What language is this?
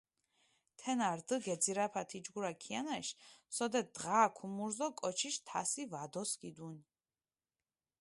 Mingrelian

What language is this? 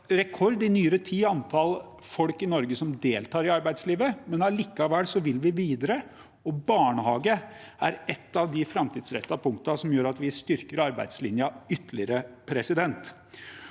Norwegian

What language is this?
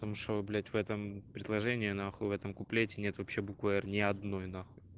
Russian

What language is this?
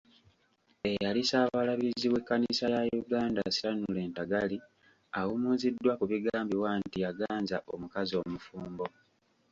Ganda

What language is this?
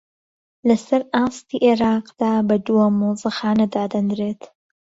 Central Kurdish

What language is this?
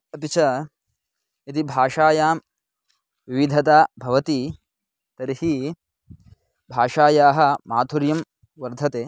Sanskrit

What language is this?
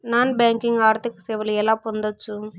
Telugu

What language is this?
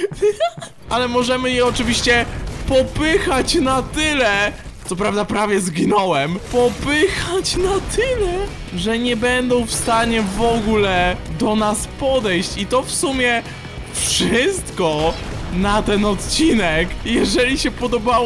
Polish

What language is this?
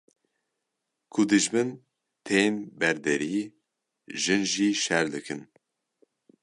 Kurdish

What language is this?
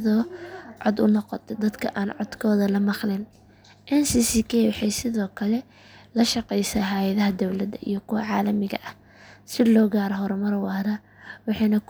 Somali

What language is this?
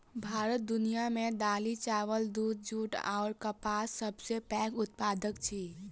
Maithili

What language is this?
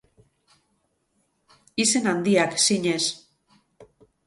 Basque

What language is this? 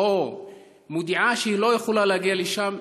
Hebrew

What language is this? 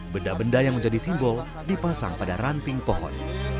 Indonesian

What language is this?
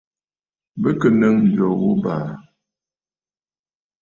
Bafut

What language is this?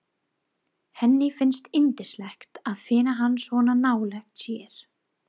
Icelandic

